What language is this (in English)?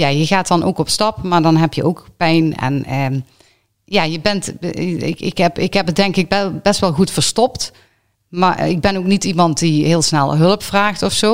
Dutch